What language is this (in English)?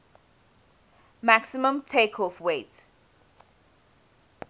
English